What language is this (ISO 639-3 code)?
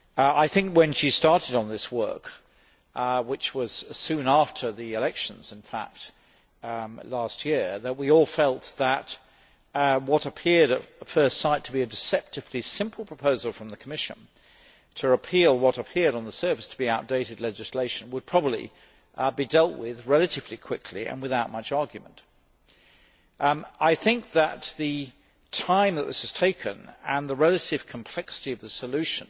eng